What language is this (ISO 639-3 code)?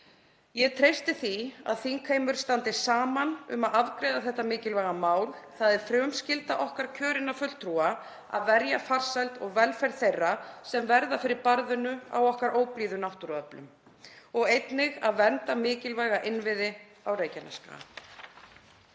isl